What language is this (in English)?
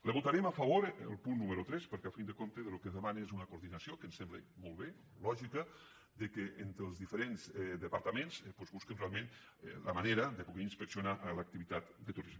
Catalan